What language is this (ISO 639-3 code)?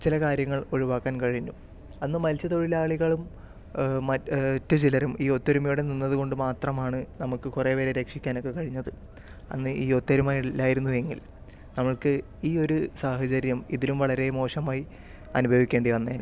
mal